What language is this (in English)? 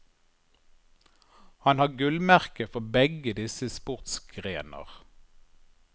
Norwegian